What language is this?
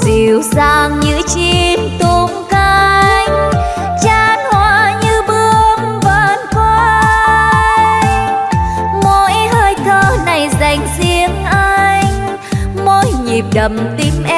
Vietnamese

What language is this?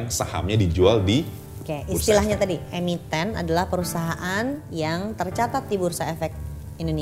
Indonesian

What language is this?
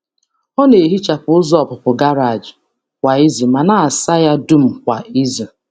Igbo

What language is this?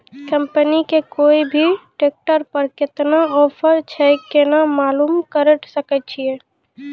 Maithili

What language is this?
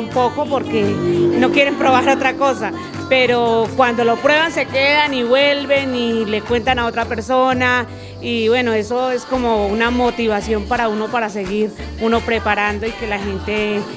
Spanish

